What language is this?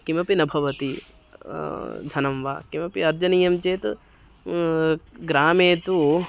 Sanskrit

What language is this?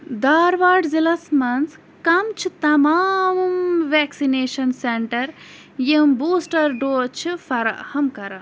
Kashmiri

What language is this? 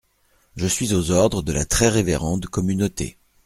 French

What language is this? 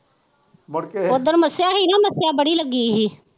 Punjabi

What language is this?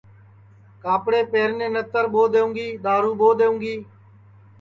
Sansi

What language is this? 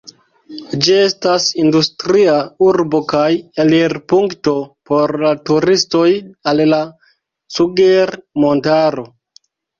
Esperanto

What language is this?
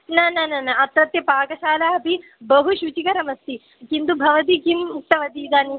Sanskrit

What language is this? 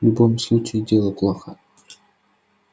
Russian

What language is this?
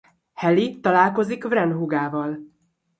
Hungarian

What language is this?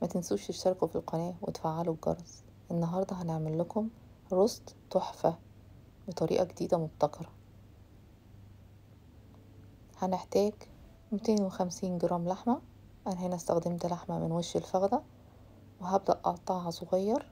Arabic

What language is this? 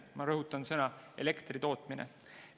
Estonian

